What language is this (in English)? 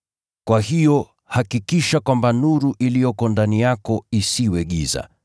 Swahili